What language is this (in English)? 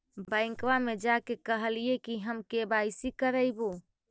Magahi